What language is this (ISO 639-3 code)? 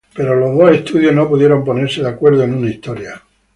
spa